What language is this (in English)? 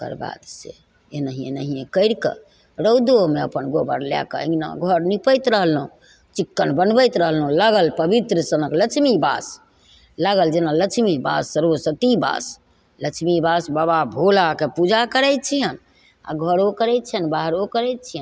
Maithili